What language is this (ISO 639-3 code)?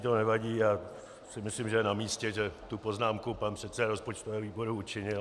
ces